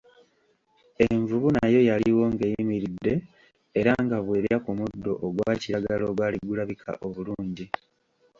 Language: Ganda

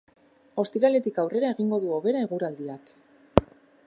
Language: Basque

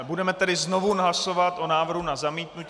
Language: Czech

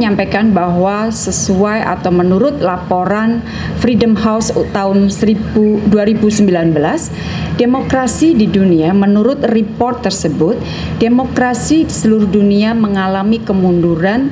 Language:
Indonesian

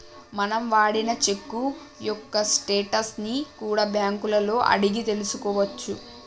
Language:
Telugu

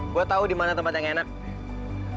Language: Indonesian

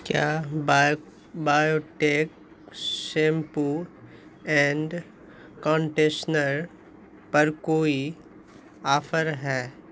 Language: Urdu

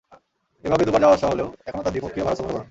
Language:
Bangla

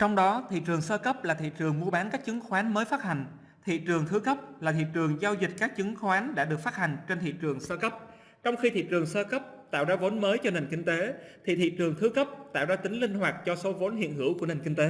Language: Vietnamese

